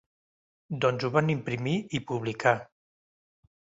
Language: Catalan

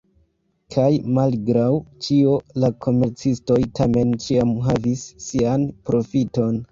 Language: Esperanto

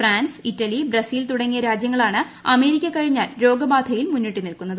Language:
Malayalam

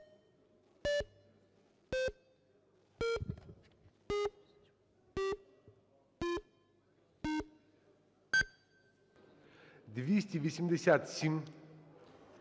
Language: Ukrainian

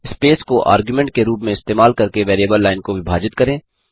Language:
Hindi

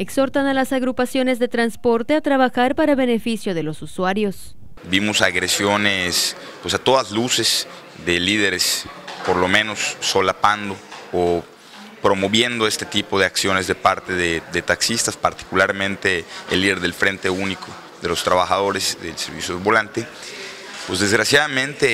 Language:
Spanish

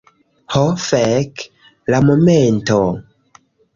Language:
Esperanto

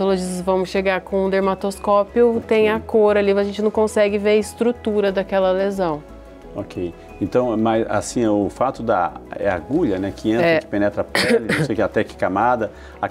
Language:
Portuguese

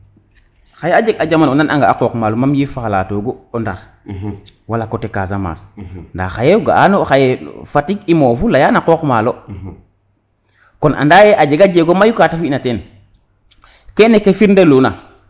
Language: Serer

